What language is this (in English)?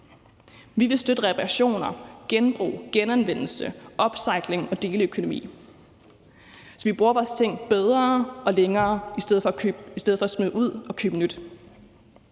Danish